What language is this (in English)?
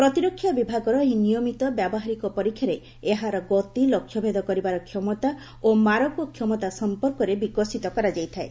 Odia